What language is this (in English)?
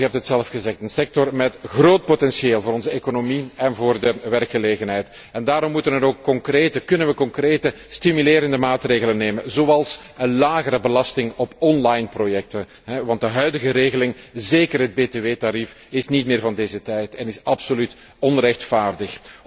Dutch